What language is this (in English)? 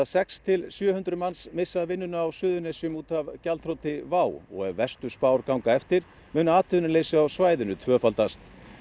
Icelandic